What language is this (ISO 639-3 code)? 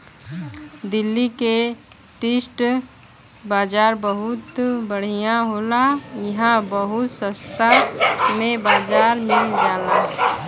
bho